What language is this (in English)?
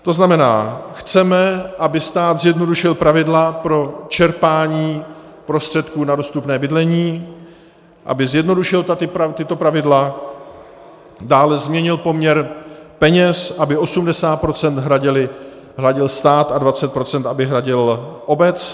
Czech